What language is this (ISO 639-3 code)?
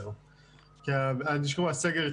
heb